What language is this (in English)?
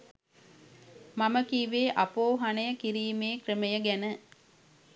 Sinhala